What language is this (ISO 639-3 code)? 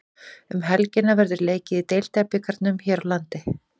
isl